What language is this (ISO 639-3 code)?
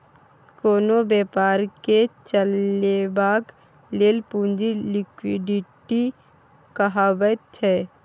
mai